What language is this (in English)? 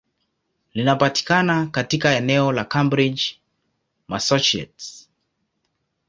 Swahili